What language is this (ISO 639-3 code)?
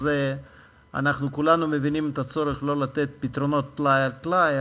heb